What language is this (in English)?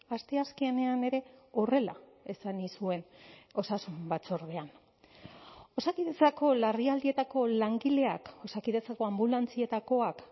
Basque